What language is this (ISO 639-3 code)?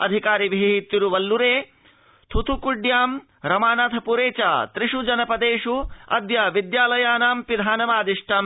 san